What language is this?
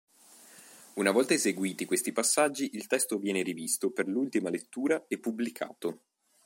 Italian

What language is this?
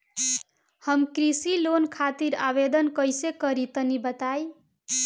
Bhojpuri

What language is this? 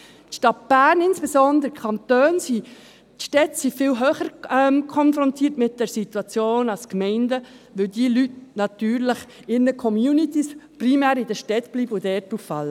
Swiss German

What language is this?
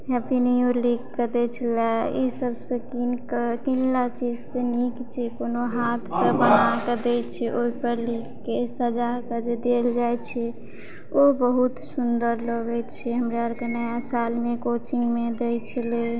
Maithili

